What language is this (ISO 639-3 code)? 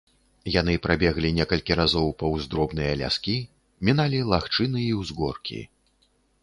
bel